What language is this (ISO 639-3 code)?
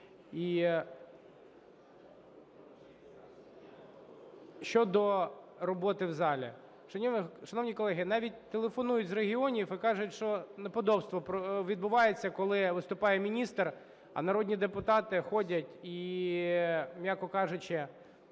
ukr